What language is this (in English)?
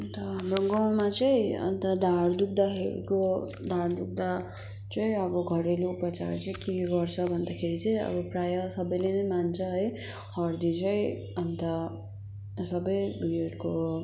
Nepali